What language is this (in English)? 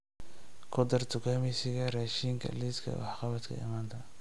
Somali